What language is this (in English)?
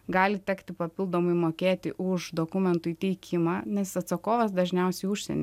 Lithuanian